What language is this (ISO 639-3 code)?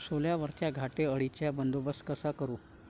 mar